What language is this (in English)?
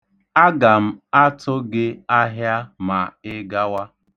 Igbo